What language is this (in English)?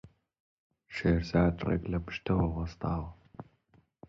Central Kurdish